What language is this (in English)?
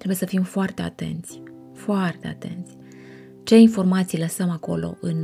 Romanian